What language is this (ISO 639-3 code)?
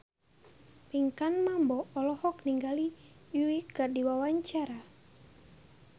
sun